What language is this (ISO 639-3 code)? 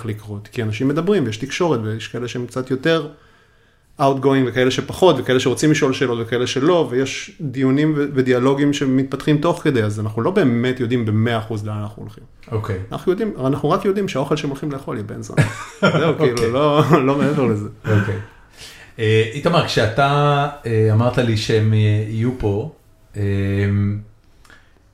heb